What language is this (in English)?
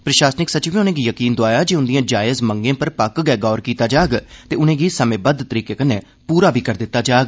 Dogri